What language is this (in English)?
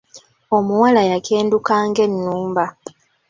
Ganda